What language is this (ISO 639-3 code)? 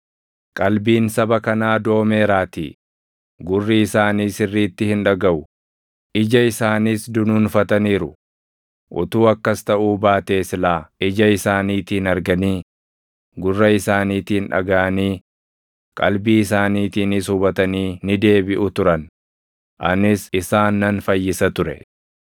orm